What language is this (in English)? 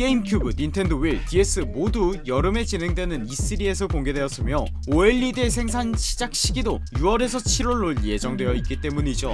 Korean